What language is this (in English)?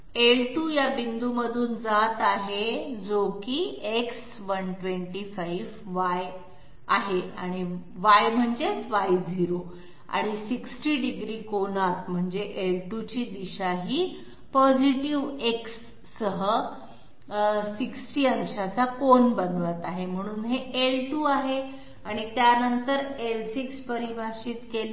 Marathi